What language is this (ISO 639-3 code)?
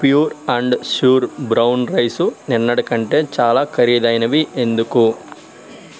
tel